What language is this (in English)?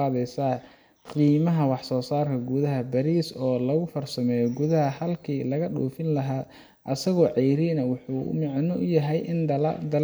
Somali